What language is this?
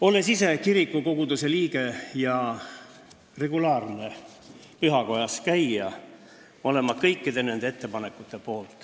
Estonian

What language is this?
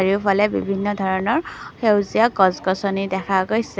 Assamese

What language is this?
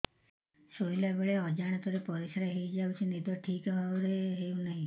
Odia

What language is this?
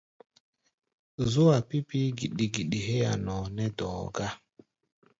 Gbaya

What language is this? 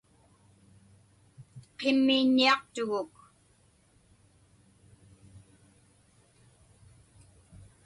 Inupiaq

